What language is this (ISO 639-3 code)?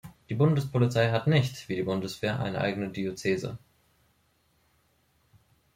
deu